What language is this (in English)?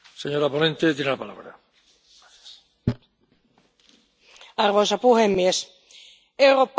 Finnish